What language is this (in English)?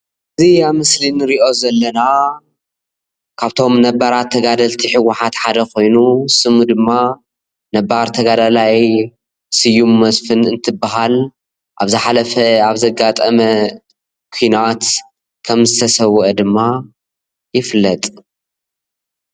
Tigrinya